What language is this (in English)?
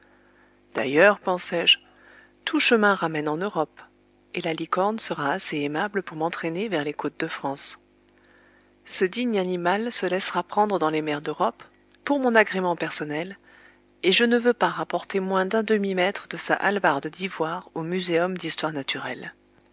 French